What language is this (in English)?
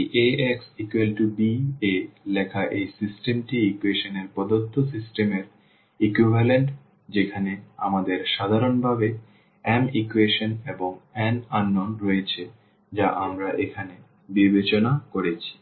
Bangla